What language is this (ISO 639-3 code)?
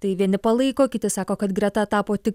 lit